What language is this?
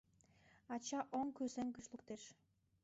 Mari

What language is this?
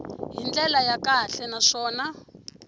Tsonga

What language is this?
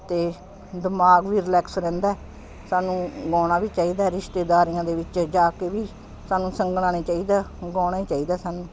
Punjabi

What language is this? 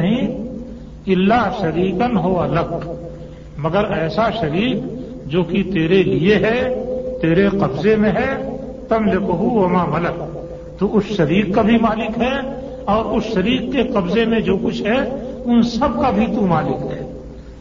Urdu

